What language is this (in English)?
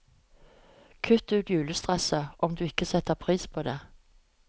Norwegian